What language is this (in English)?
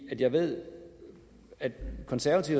Danish